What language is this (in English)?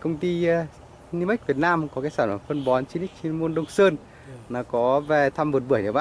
Vietnamese